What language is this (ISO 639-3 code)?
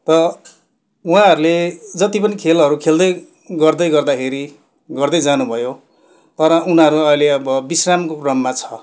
nep